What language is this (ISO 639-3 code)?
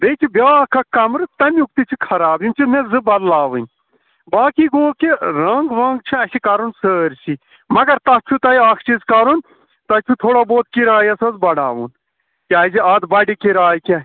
kas